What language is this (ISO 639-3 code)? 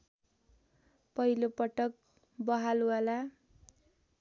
nep